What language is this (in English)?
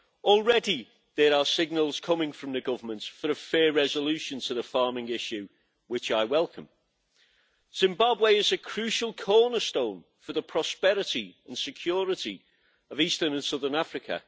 English